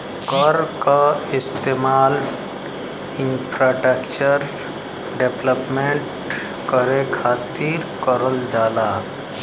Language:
Bhojpuri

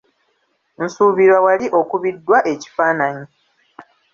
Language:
Ganda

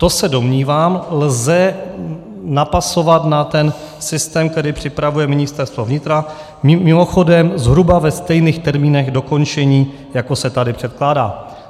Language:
Czech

